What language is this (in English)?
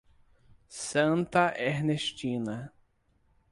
Portuguese